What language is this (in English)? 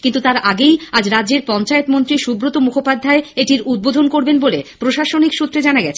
Bangla